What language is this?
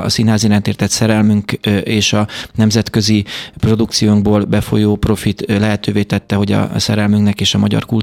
Hungarian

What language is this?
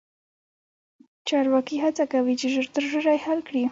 Pashto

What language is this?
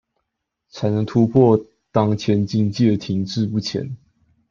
Chinese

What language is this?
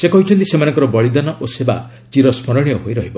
Odia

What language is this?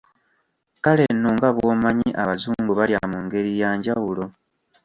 Ganda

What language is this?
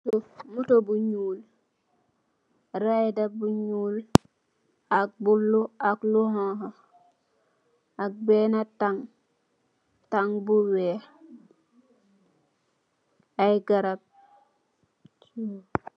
Wolof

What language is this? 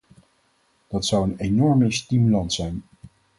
Dutch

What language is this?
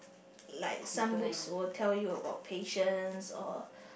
English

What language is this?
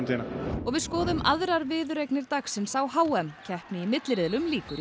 Icelandic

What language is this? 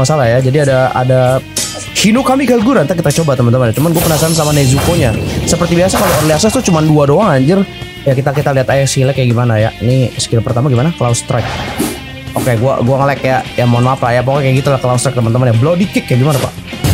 Indonesian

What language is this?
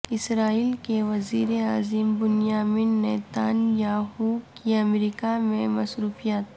Urdu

